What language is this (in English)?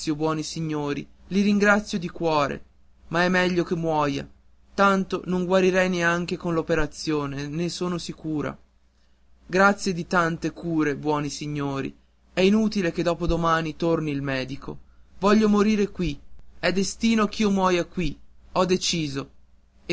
Italian